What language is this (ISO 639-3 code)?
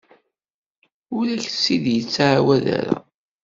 kab